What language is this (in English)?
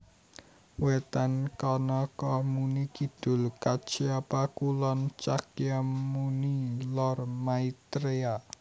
Javanese